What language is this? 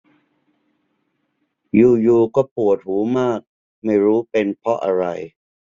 Thai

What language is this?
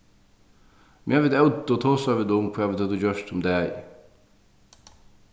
Faroese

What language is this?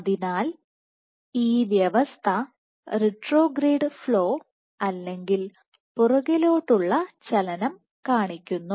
Malayalam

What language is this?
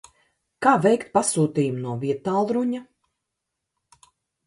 Latvian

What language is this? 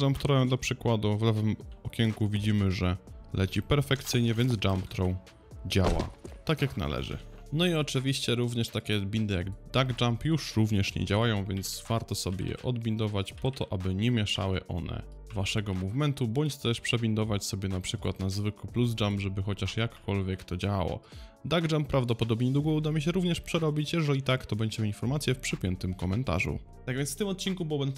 Polish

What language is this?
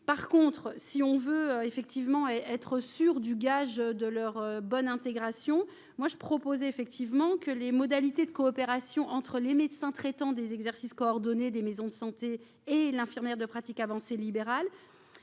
French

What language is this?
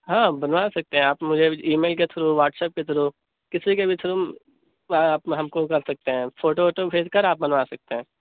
Urdu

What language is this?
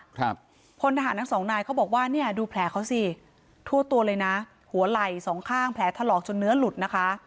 Thai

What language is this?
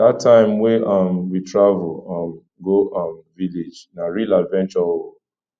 Nigerian Pidgin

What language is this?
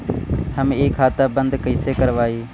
Bhojpuri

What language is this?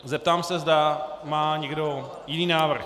Czech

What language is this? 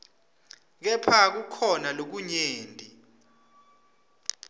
Swati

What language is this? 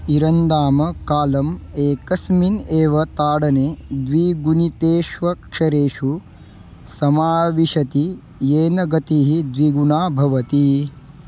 Sanskrit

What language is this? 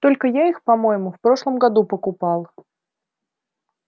Russian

